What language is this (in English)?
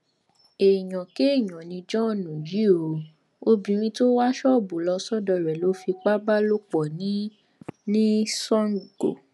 Yoruba